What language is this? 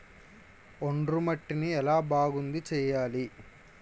Telugu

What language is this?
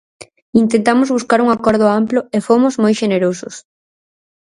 Galician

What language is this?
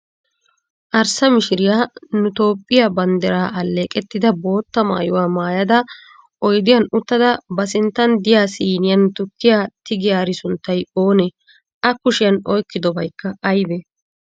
Wolaytta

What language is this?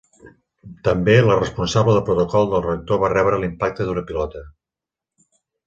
Catalan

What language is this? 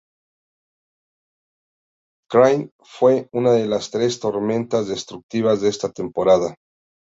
Spanish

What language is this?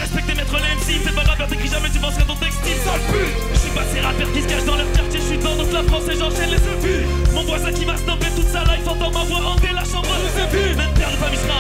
Arabic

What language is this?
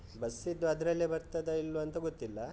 Kannada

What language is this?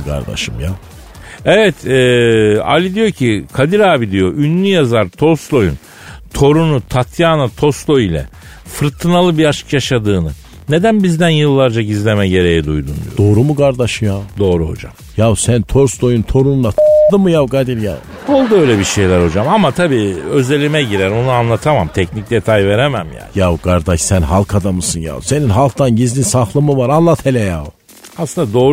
Turkish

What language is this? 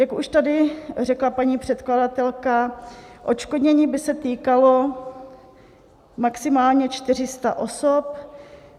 Czech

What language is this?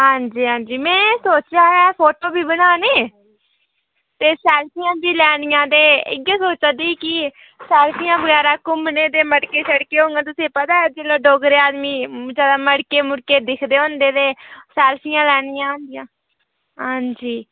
Dogri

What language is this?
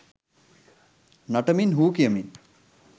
Sinhala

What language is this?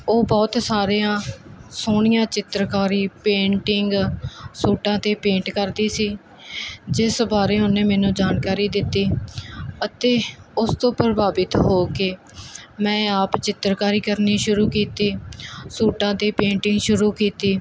Punjabi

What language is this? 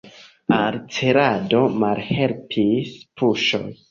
Esperanto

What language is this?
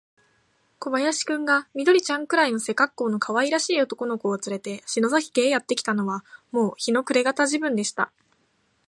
Japanese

